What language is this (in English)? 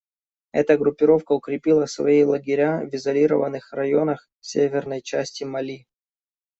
Russian